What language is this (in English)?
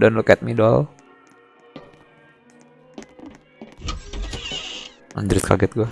Indonesian